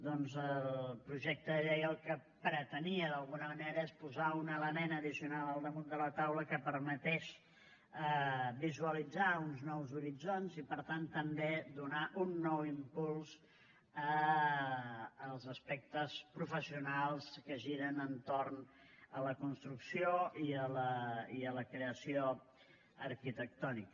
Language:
Catalan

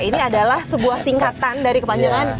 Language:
Indonesian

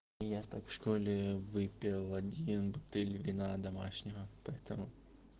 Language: Russian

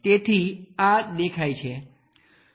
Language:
Gujarati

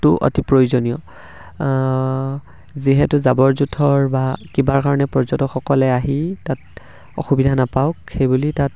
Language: Assamese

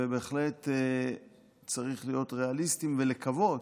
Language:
Hebrew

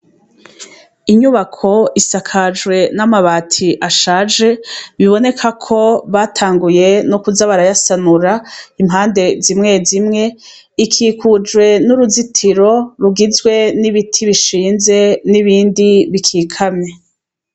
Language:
Rundi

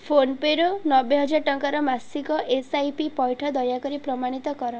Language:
Odia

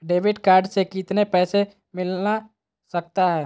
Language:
Magahi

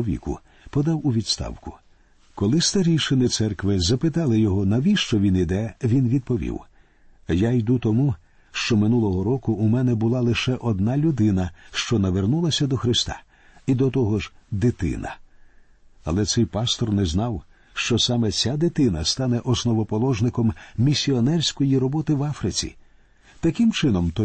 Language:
Ukrainian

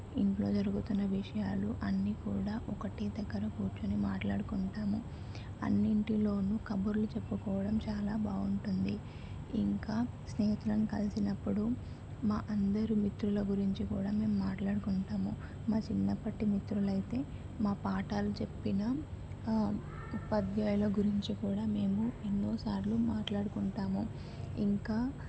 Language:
Telugu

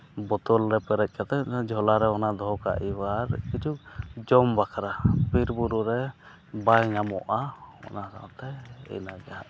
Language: Santali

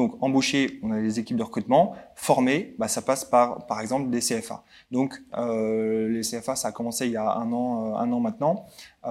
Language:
French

